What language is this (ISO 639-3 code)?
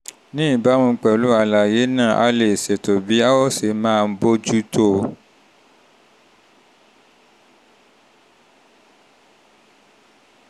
yor